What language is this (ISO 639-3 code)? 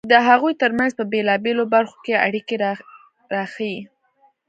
pus